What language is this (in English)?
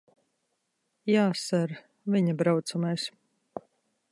Latvian